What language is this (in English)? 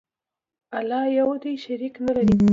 Pashto